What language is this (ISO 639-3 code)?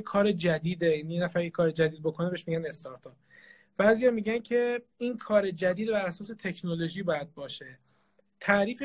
fas